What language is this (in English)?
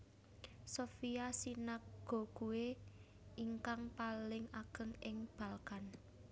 Javanese